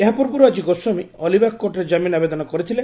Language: Odia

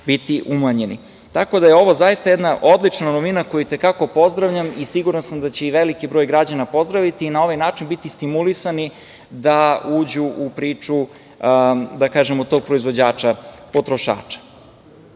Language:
Serbian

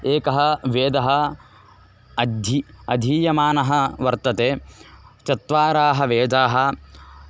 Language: Sanskrit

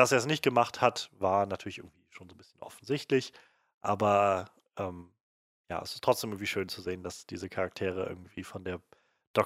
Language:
German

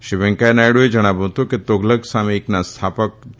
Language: Gujarati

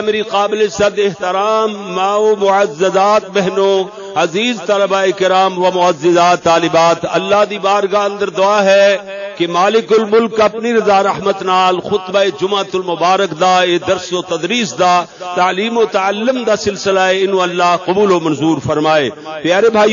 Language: Arabic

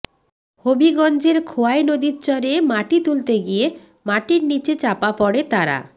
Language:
Bangla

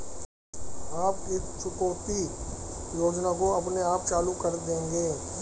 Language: Hindi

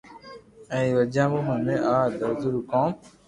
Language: Loarki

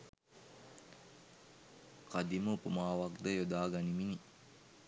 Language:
Sinhala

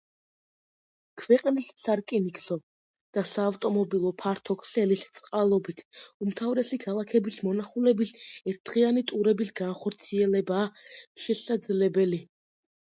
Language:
Georgian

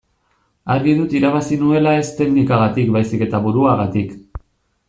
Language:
Basque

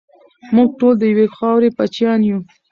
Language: Pashto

